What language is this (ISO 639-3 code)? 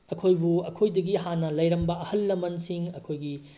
mni